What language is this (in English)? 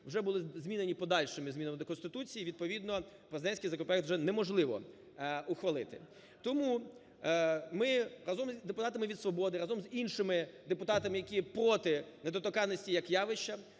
Ukrainian